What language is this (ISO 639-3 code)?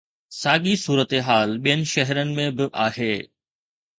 snd